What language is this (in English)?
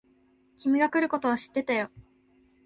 Japanese